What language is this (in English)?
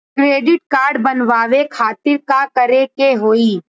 Bhojpuri